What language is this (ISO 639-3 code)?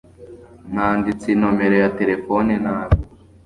kin